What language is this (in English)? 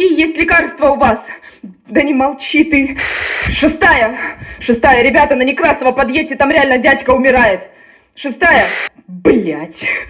Russian